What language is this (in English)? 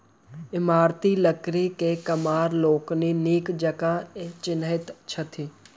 Maithili